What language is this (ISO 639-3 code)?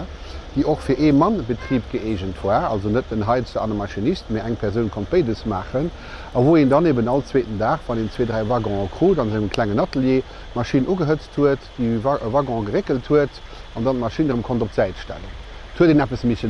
nld